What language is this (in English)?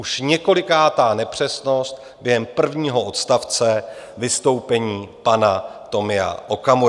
Czech